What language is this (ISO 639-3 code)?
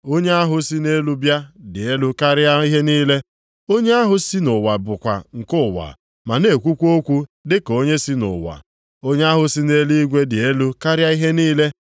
ibo